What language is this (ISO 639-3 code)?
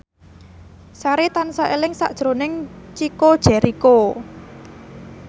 jav